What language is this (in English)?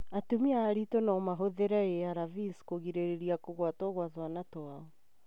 Kikuyu